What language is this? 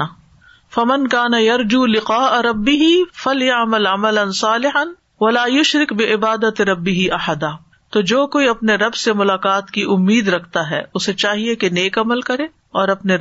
Urdu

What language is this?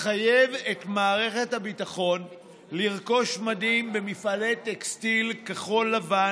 Hebrew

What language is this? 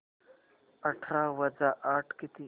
Marathi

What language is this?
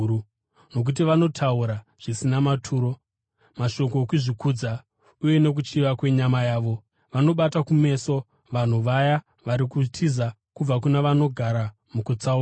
Shona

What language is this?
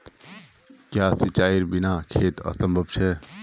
Magahi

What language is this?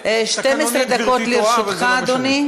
Hebrew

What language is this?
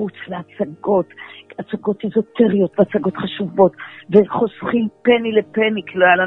Hebrew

